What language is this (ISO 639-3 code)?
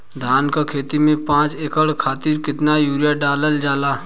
bho